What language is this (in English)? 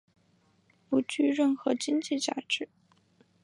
Chinese